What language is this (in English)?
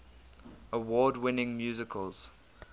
English